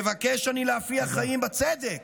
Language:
Hebrew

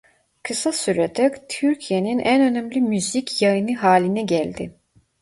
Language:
Turkish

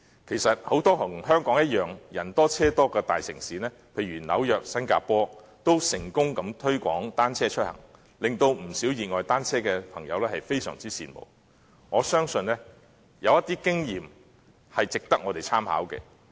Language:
Cantonese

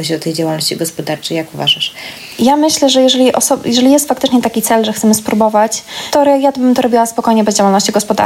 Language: Polish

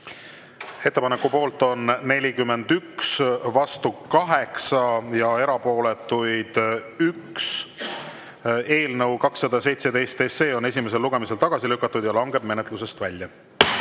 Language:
Estonian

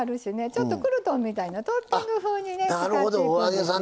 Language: Japanese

